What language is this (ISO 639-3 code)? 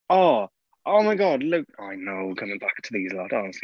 eng